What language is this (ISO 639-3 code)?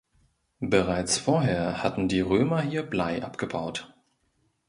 deu